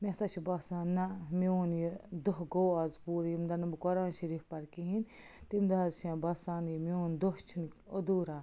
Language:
Kashmiri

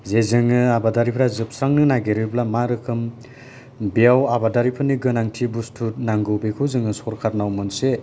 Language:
Bodo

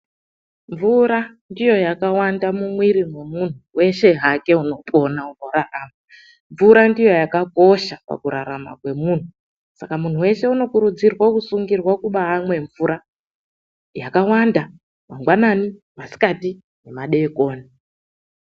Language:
Ndau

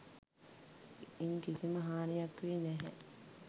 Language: Sinhala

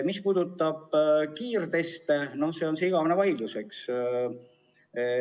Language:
Estonian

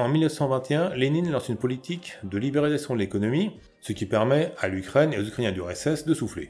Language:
French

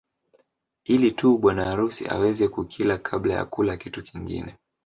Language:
Swahili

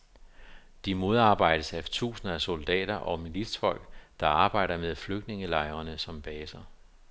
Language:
Danish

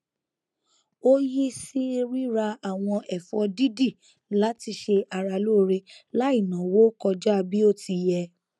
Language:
Yoruba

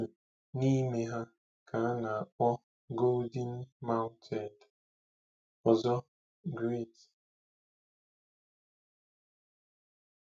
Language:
Igbo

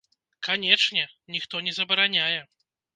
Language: Belarusian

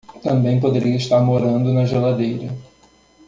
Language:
Portuguese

